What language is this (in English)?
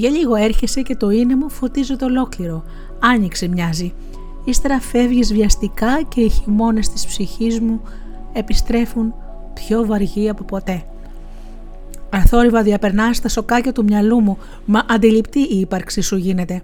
Greek